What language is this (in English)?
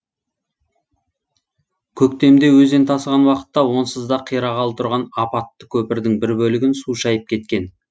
Kazakh